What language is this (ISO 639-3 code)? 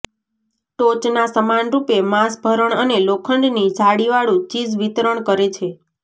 guj